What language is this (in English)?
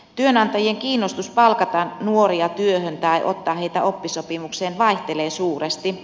Finnish